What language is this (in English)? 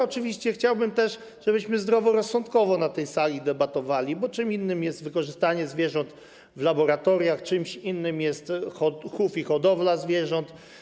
Polish